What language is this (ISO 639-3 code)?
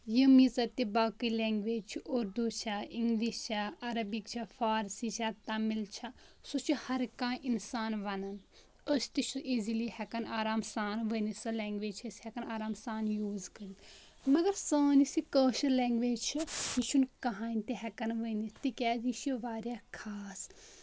kas